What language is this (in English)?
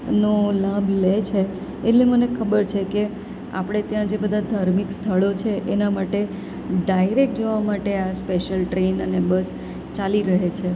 Gujarati